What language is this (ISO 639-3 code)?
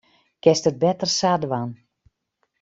fry